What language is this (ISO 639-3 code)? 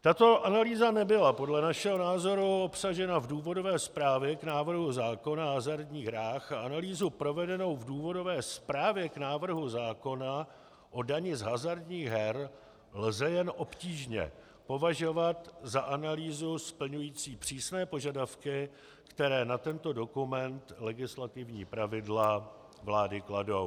ces